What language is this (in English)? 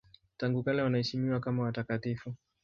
Swahili